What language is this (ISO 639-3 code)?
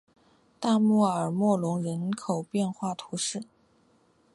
zho